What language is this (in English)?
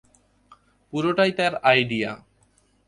Bangla